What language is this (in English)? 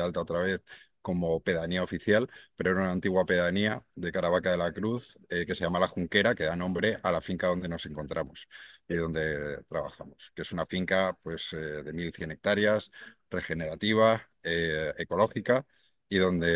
Spanish